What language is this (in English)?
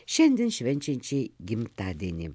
Lithuanian